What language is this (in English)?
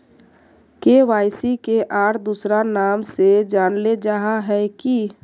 Magahi